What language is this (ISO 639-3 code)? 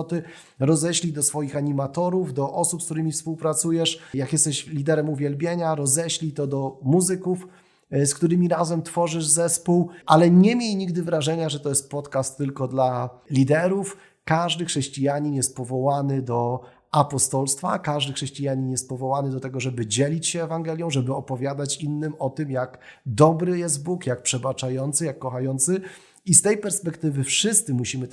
pol